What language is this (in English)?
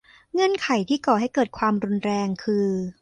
Thai